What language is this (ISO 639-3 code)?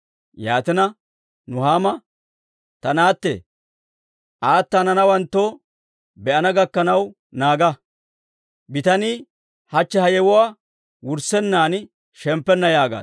dwr